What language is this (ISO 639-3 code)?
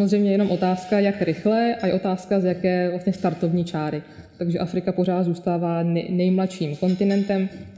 ces